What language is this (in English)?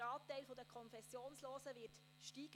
Swiss German